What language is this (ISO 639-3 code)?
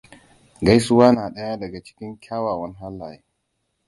hau